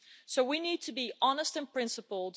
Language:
English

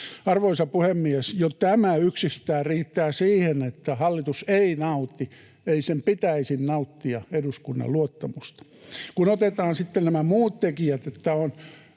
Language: Finnish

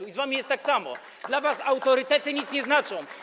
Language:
Polish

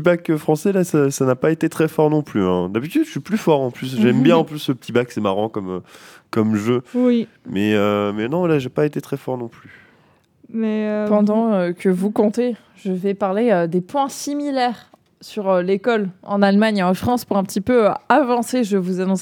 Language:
French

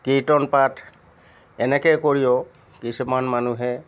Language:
Assamese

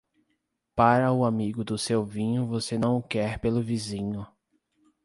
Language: Portuguese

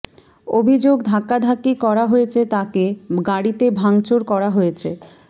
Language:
Bangla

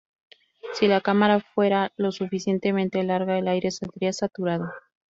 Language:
Spanish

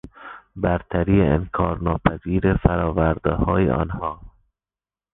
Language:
Persian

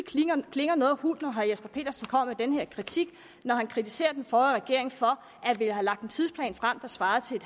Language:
Danish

